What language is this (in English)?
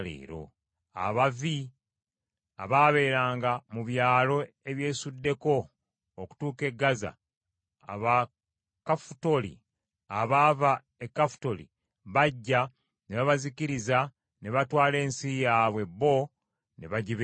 Ganda